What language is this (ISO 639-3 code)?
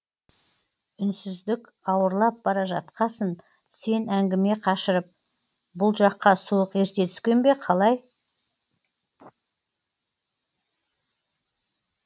kaz